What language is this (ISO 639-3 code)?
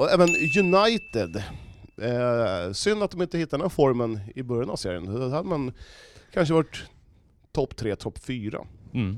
swe